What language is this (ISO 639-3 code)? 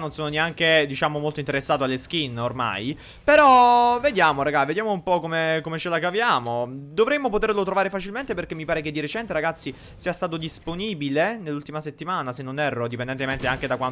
ita